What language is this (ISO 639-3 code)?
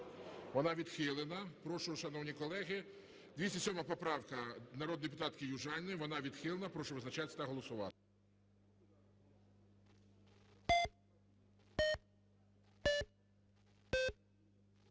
ukr